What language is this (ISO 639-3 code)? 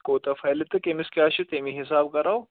kas